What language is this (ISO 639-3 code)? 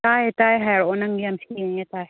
mni